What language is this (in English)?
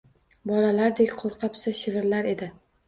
Uzbek